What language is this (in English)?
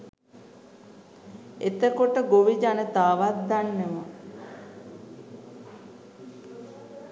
Sinhala